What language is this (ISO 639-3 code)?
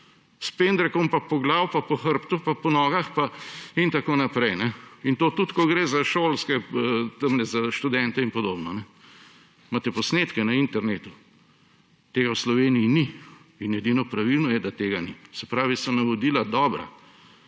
slv